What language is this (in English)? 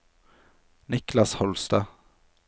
Norwegian